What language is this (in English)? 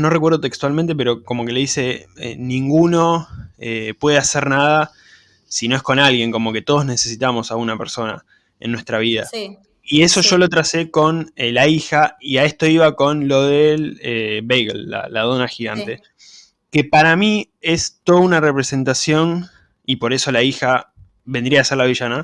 Spanish